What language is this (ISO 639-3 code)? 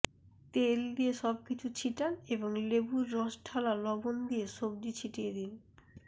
ben